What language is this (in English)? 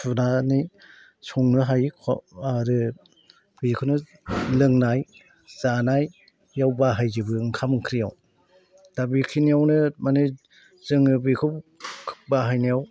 Bodo